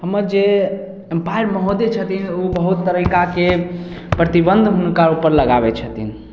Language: Maithili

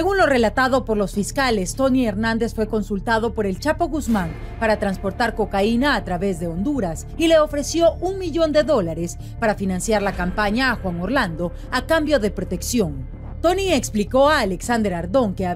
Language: Spanish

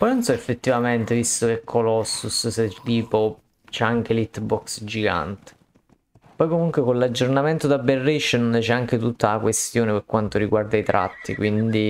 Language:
Italian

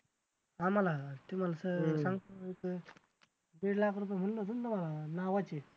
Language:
Marathi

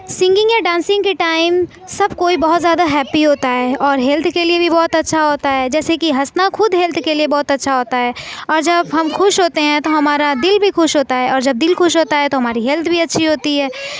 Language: Urdu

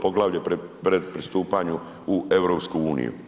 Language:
Croatian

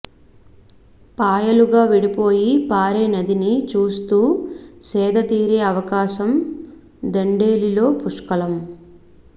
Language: Telugu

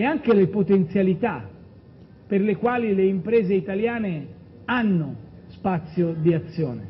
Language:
Italian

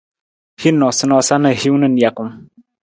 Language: Nawdm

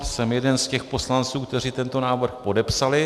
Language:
Czech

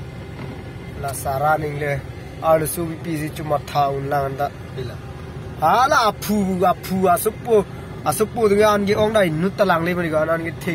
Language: Thai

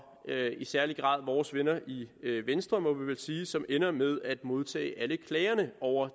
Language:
Danish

